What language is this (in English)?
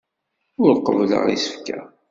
Kabyle